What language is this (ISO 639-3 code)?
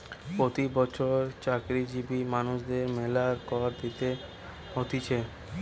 ben